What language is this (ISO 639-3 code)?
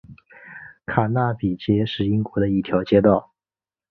zho